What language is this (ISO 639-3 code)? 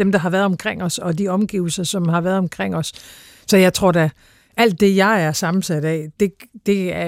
dan